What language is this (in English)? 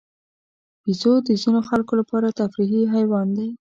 Pashto